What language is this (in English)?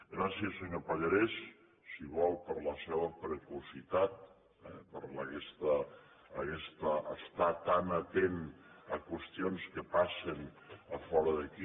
Catalan